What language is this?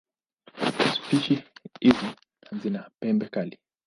Swahili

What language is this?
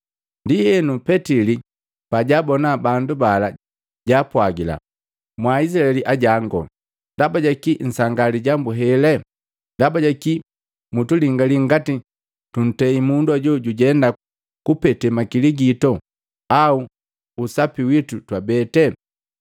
Matengo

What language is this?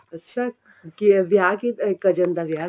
Punjabi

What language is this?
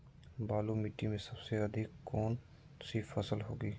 Magahi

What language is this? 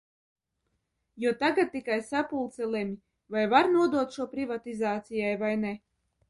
Latvian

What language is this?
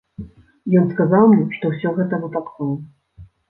Belarusian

